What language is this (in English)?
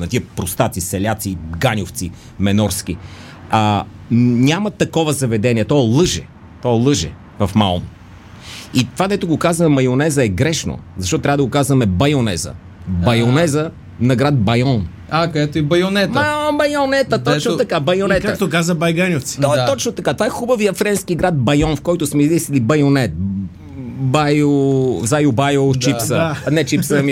Bulgarian